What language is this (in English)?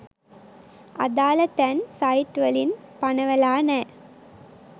Sinhala